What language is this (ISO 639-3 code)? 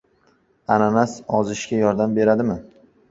uzb